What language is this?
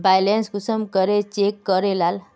Magahi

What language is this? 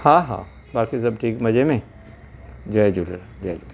Sindhi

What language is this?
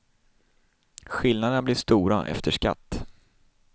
Swedish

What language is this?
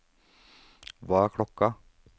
Norwegian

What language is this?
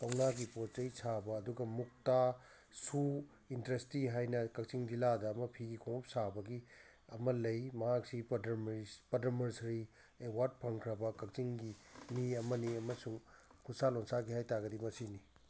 Manipuri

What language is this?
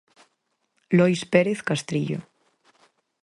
Galician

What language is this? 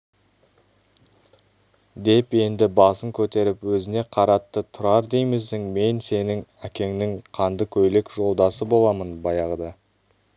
Kazakh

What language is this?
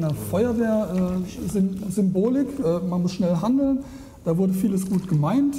German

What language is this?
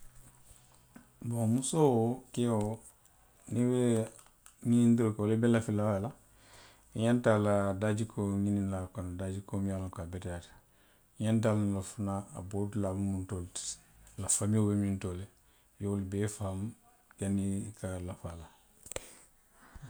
Western Maninkakan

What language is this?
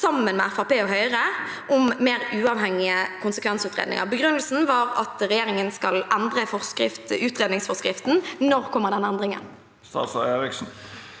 Norwegian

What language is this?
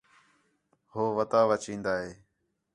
Khetrani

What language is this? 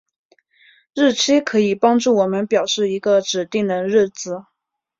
Chinese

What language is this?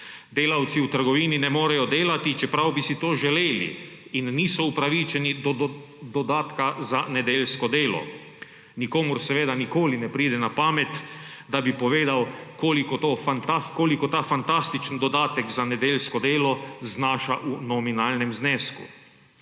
Slovenian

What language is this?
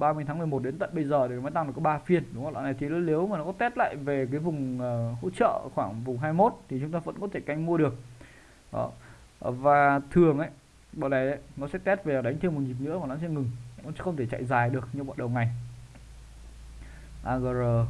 Vietnamese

